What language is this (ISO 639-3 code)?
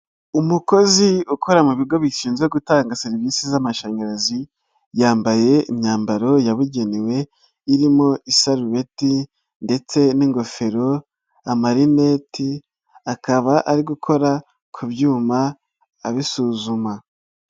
kin